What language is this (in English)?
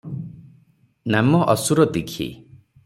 Odia